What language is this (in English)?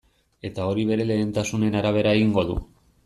Basque